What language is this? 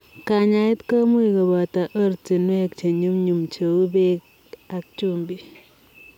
Kalenjin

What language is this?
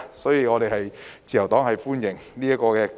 Cantonese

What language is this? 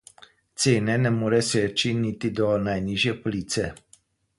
Slovenian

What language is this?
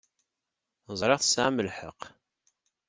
Kabyle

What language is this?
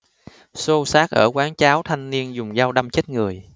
Vietnamese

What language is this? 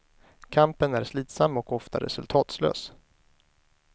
Swedish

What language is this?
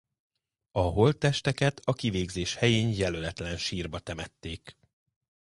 Hungarian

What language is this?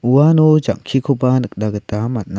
Garo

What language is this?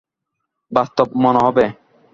Bangla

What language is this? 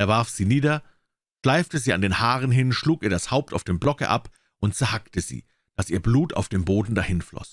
German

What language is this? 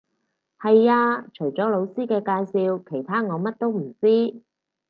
Cantonese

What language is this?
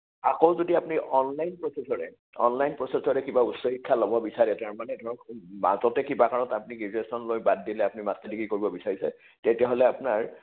Assamese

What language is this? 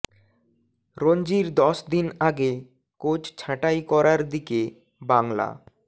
Bangla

